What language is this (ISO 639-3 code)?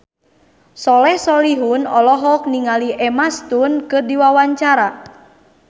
sun